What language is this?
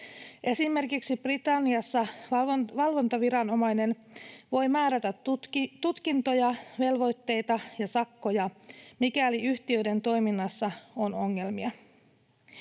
Finnish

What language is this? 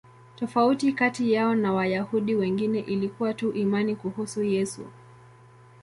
Swahili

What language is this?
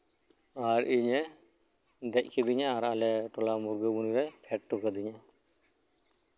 Santali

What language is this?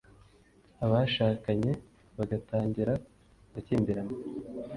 Kinyarwanda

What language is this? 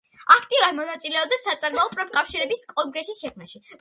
Georgian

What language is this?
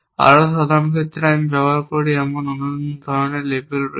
Bangla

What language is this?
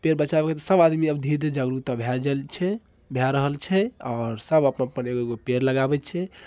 Maithili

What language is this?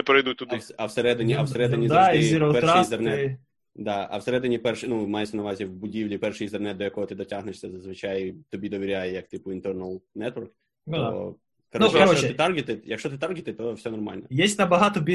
Ukrainian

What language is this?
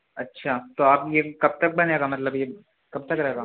Urdu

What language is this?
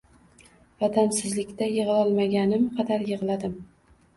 Uzbek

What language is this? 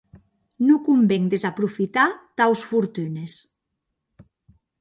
Occitan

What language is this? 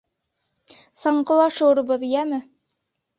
Bashkir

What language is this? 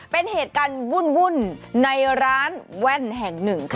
Thai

